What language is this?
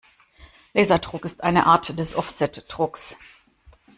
German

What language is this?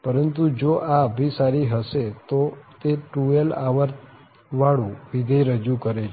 Gujarati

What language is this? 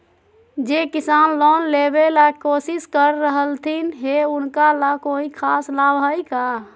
Magahi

